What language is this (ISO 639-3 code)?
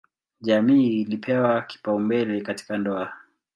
swa